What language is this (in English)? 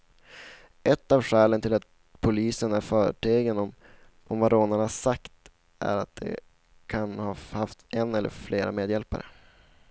Swedish